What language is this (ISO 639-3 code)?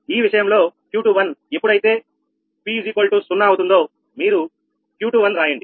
tel